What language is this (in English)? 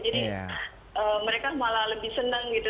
Indonesian